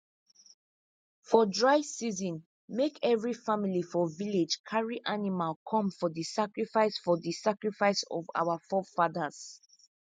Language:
Nigerian Pidgin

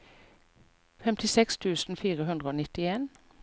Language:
Norwegian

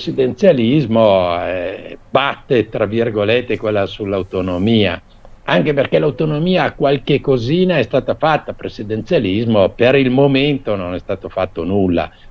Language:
Italian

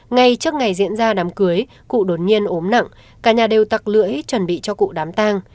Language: Vietnamese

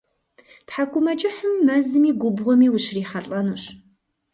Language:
Kabardian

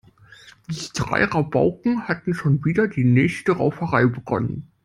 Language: German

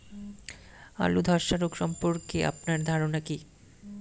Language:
Bangla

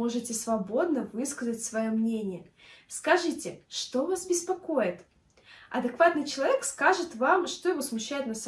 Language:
Russian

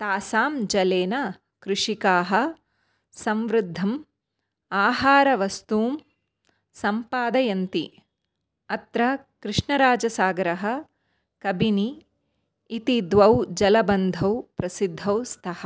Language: Sanskrit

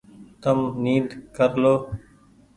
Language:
Goaria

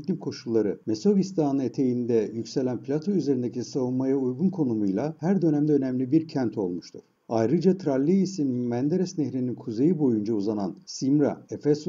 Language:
Turkish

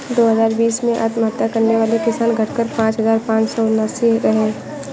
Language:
Hindi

